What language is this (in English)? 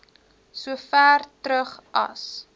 Afrikaans